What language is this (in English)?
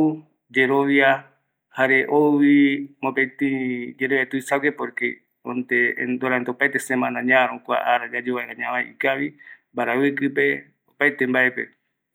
Eastern Bolivian Guaraní